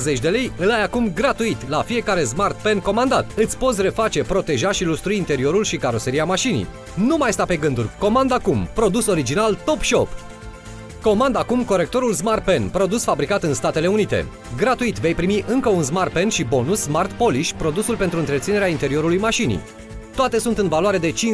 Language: Romanian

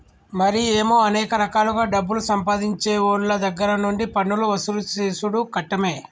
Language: Telugu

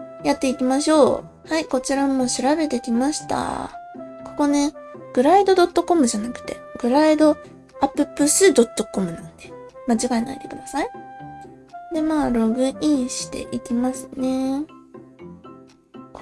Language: Japanese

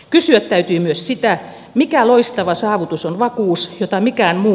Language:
Finnish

